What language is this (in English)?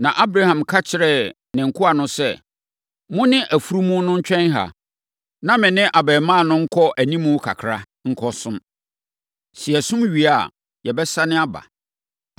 Akan